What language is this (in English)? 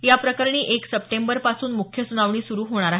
Marathi